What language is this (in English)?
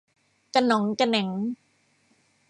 Thai